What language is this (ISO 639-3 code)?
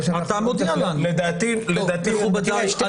heb